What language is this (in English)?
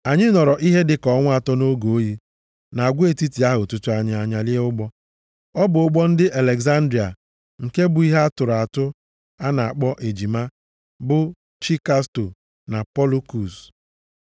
Igbo